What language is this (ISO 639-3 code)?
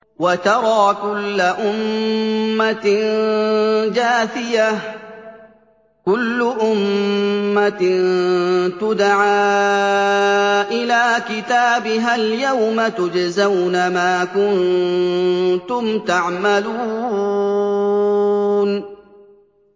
ara